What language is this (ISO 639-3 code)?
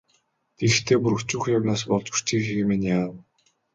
mon